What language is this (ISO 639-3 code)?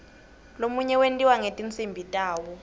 ssw